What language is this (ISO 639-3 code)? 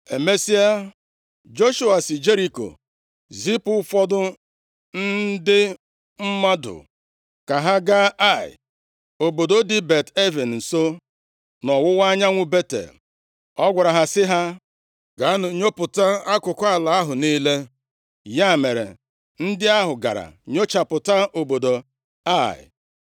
ibo